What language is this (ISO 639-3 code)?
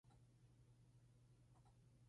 spa